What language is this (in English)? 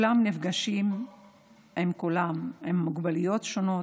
Hebrew